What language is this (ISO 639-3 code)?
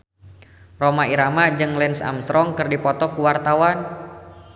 sun